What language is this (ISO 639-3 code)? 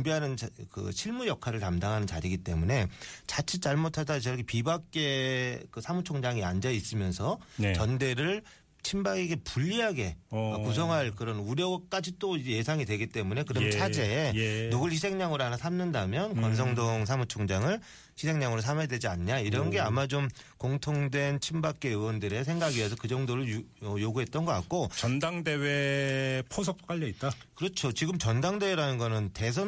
kor